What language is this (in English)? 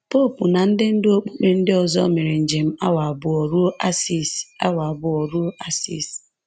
Igbo